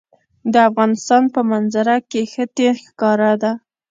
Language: Pashto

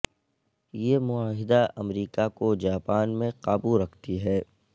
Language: Urdu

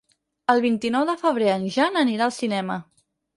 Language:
Catalan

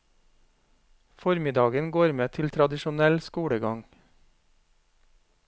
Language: Norwegian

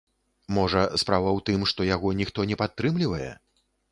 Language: Belarusian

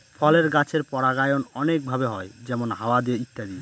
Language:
Bangla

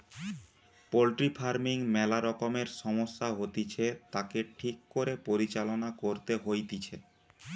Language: Bangla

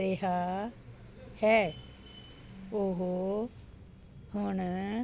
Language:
Punjabi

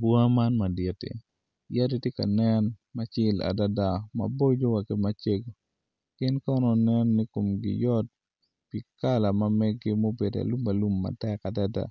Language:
Acoli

